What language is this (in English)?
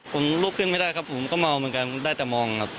Thai